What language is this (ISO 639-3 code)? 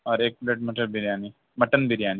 urd